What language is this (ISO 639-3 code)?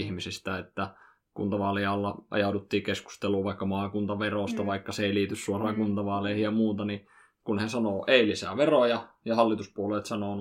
fin